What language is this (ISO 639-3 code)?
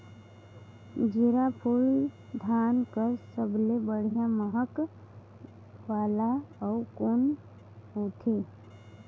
hne